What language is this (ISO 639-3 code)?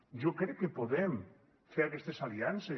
cat